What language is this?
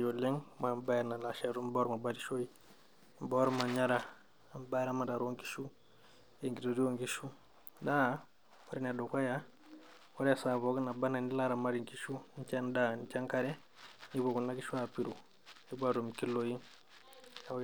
Masai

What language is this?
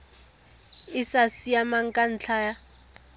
Tswana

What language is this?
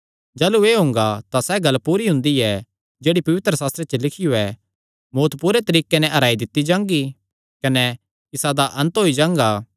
Kangri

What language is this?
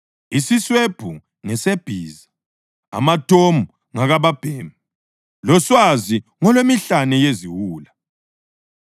North Ndebele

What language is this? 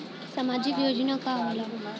Bhojpuri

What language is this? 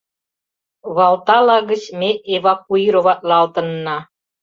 Mari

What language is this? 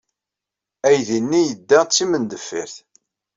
Kabyle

